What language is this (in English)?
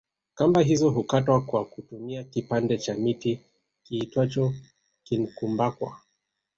Swahili